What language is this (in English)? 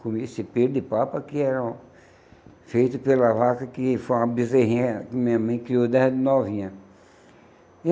Portuguese